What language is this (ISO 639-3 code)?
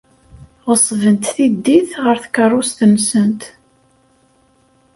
kab